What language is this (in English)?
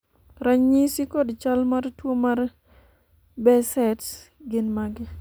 Luo (Kenya and Tanzania)